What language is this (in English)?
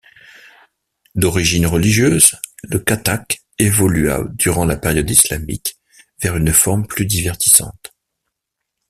French